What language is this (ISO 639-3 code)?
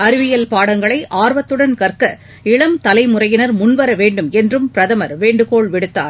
tam